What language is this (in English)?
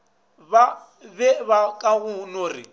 Northern Sotho